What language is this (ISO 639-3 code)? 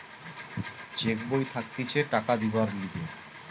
ben